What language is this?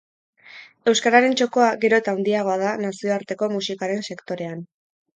Basque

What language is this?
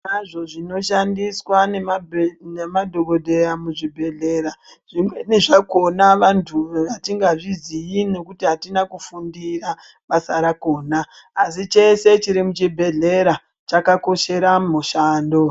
Ndau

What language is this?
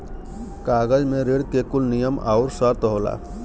Bhojpuri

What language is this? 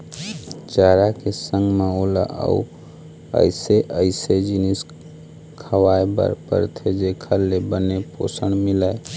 Chhattisgarhi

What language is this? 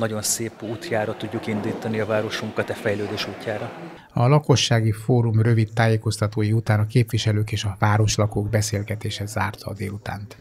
Hungarian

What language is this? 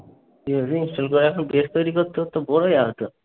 Bangla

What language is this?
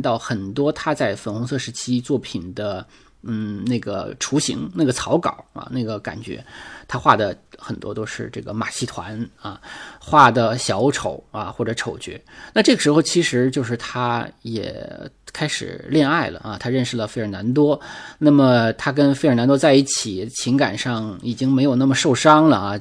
Chinese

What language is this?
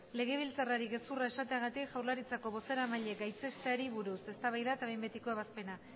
Basque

